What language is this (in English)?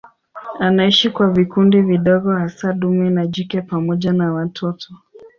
Swahili